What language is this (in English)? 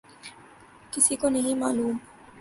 Urdu